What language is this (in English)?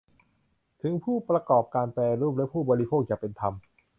Thai